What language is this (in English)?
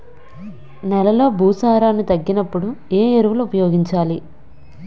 Telugu